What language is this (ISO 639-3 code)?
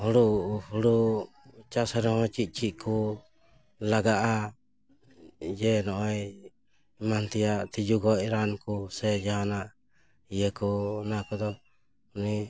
sat